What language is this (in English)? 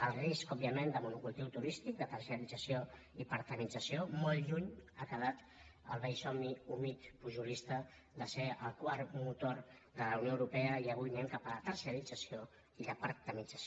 Catalan